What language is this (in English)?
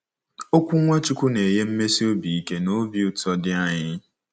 Igbo